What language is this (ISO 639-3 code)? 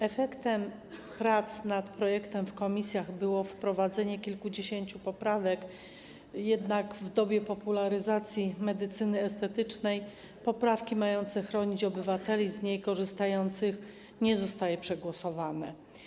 pol